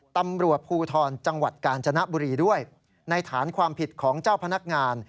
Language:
Thai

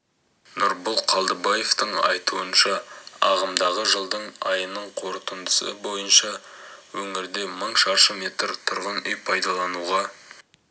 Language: Kazakh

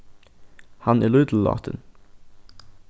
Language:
Faroese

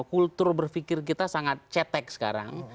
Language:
Indonesian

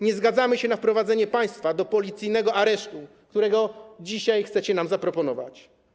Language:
Polish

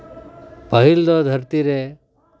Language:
Santali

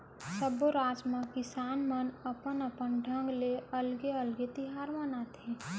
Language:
Chhattisgarhi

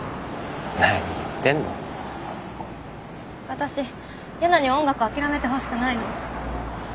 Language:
Japanese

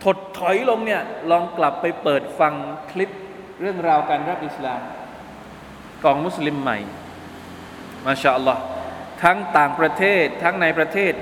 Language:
Thai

